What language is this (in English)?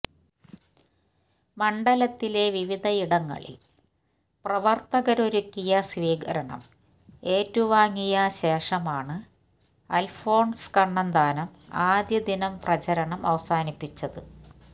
Malayalam